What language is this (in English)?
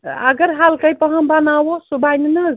Kashmiri